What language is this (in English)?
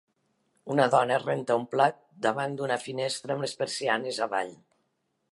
Catalan